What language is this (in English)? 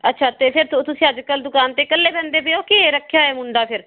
Punjabi